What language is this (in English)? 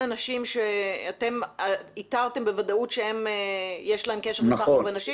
Hebrew